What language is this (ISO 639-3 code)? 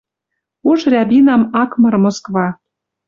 mrj